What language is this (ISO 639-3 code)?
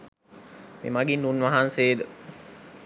sin